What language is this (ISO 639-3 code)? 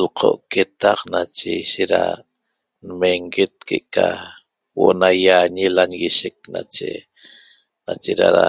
tob